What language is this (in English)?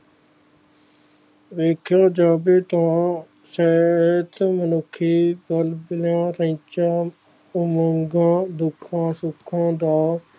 Punjabi